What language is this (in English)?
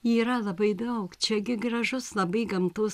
Lithuanian